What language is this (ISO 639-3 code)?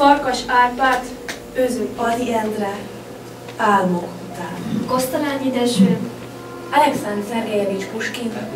hun